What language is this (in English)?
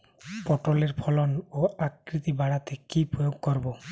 Bangla